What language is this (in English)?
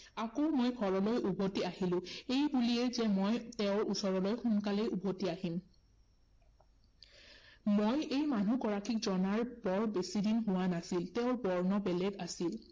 Assamese